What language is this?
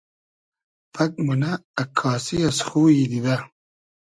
Hazaragi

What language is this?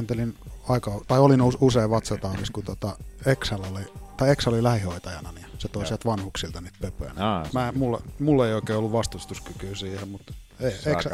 Finnish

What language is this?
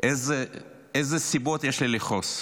Hebrew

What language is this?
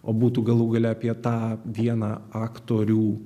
Lithuanian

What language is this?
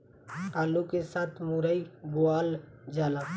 Bhojpuri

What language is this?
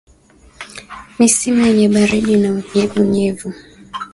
Swahili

